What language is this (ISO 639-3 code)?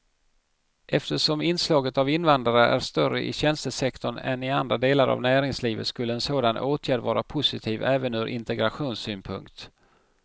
swe